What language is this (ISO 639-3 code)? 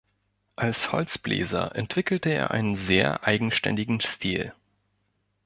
deu